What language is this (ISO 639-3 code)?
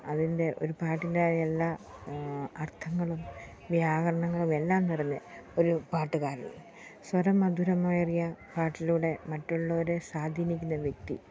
mal